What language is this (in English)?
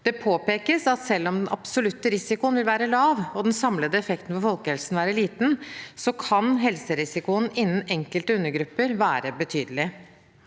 Norwegian